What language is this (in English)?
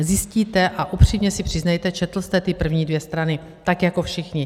Czech